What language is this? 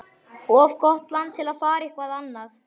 Icelandic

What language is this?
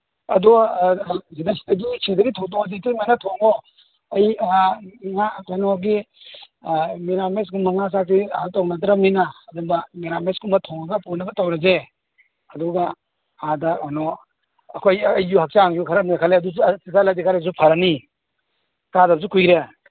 Manipuri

